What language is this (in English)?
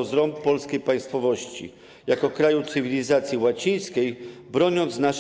Polish